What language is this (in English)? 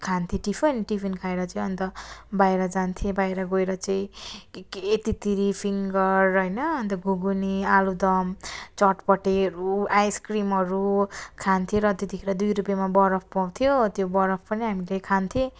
Nepali